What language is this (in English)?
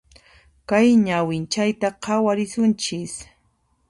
Puno Quechua